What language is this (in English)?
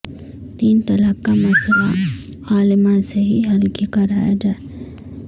Urdu